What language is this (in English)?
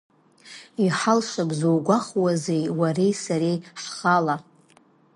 Abkhazian